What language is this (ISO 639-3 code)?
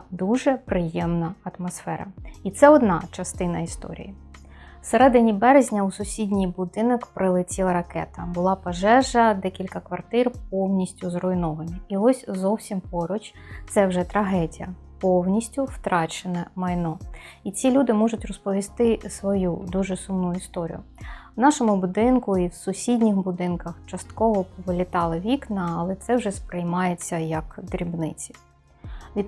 ukr